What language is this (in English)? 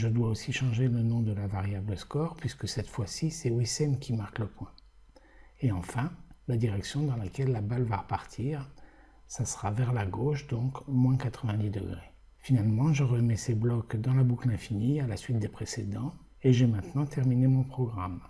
French